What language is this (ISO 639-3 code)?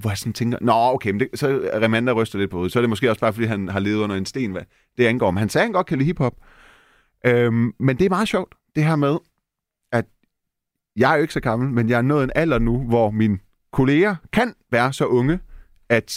dan